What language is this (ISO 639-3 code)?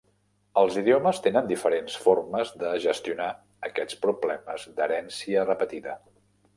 cat